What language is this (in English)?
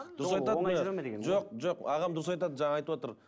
Kazakh